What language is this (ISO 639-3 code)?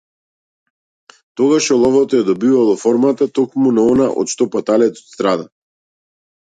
mkd